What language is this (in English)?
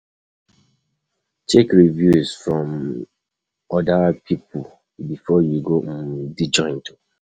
Nigerian Pidgin